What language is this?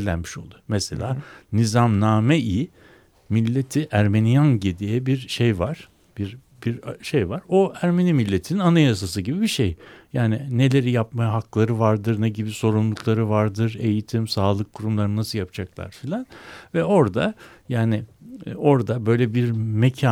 Turkish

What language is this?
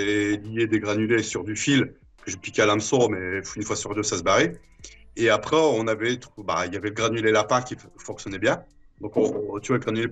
French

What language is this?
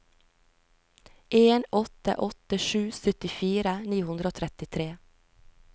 Norwegian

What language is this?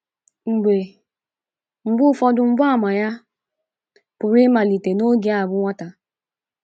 Igbo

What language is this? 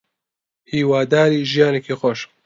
Central Kurdish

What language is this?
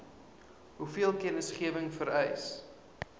Afrikaans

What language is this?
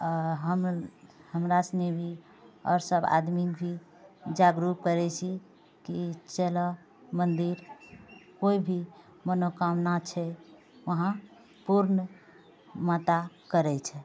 Maithili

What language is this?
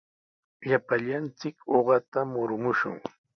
Sihuas Ancash Quechua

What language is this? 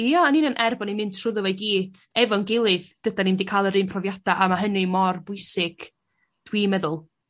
Welsh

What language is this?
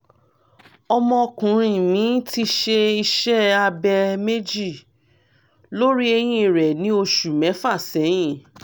Yoruba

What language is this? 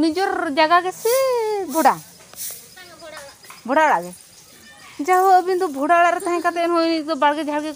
Indonesian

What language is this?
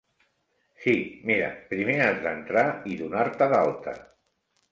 Catalan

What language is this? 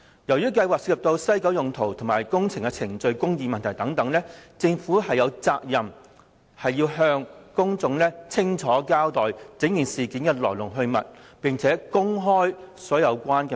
Cantonese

